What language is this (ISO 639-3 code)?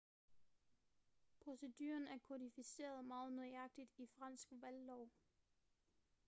dan